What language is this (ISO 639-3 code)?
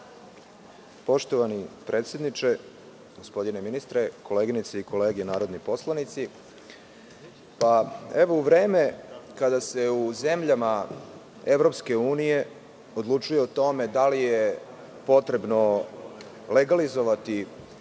srp